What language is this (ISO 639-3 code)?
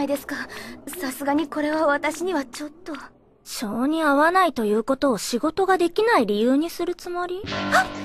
jpn